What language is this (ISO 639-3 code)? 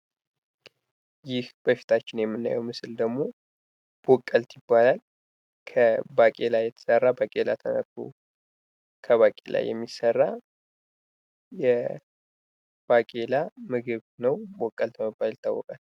amh